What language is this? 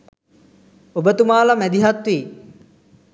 Sinhala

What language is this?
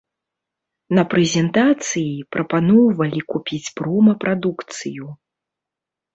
Belarusian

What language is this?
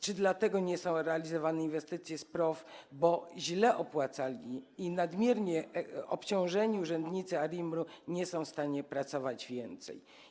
Polish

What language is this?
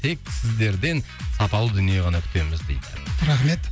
Kazakh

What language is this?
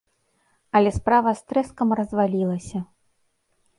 Belarusian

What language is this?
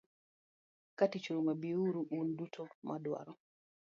Luo (Kenya and Tanzania)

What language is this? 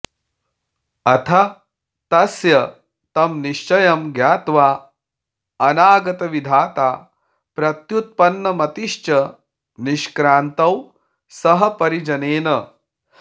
Sanskrit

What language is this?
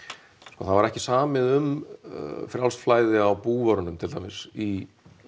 Icelandic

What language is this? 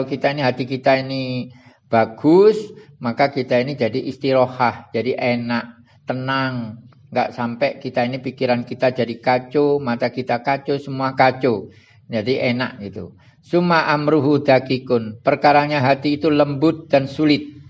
Indonesian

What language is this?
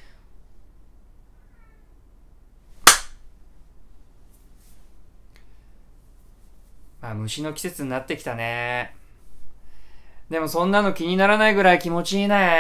Japanese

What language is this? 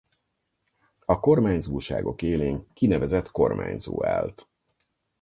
Hungarian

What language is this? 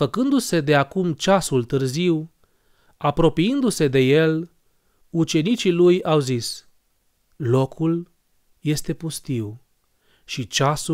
Romanian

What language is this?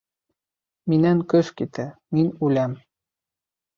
Bashkir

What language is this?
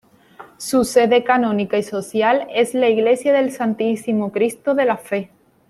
Spanish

